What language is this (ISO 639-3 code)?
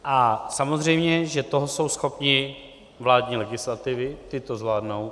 ces